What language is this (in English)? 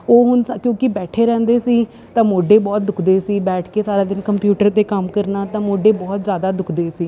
Punjabi